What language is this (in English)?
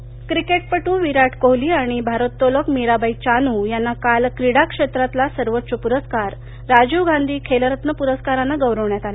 Marathi